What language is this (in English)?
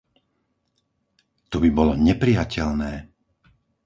Slovak